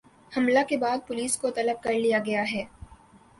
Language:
Urdu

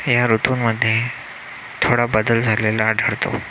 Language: Marathi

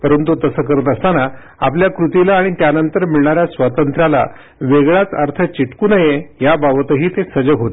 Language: Marathi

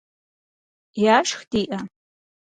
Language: Kabardian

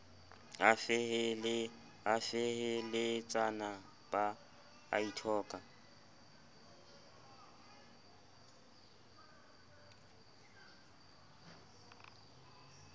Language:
Southern Sotho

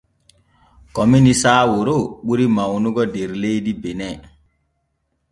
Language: Borgu Fulfulde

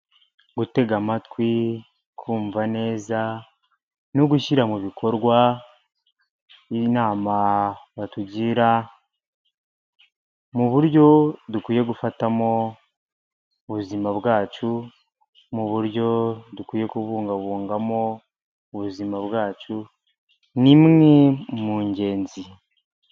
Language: Kinyarwanda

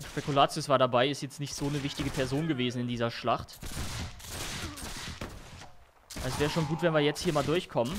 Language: German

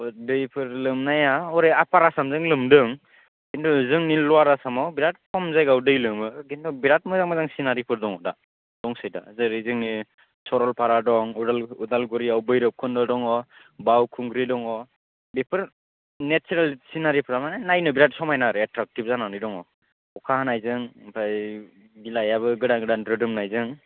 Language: Bodo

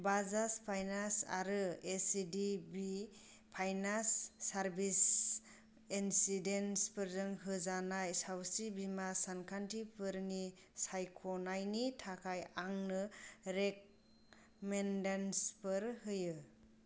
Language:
Bodo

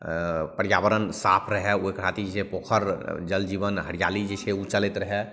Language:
Maithili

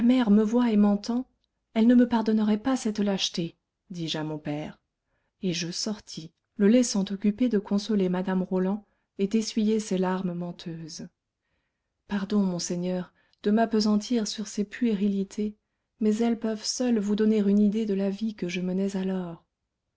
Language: French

